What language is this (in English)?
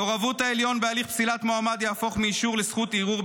Hebrew